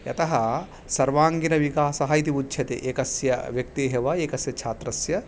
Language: Sanskrit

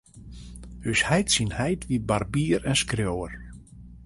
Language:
Western Frisian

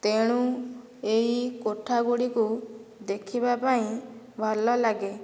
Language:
Odia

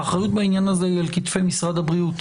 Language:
Hebrew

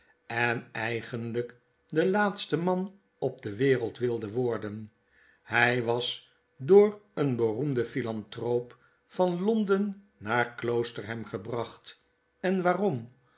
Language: Dutch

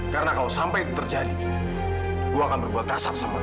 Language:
Indonesian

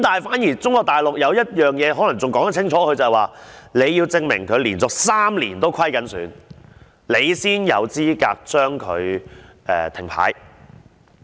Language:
Cantonese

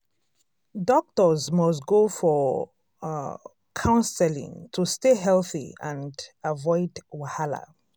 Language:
Nigerian Pidgin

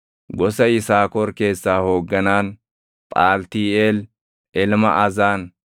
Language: Oromo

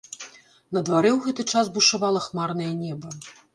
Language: Belarusian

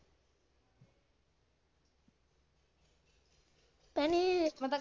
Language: Punjabi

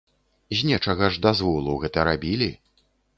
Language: Belarusian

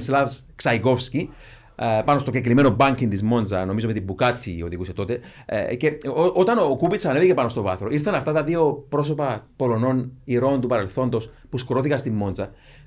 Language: Greek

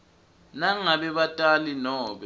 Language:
Swati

